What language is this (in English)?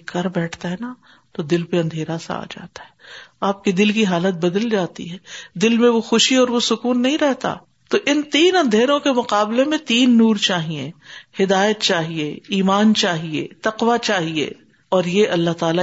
Urdu